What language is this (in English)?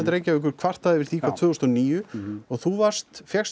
Icelandic